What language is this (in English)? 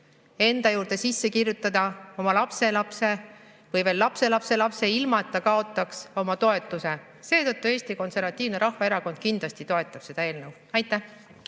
Estonian